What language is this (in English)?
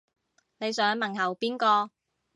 Cantonese